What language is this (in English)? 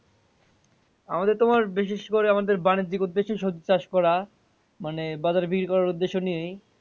Bangla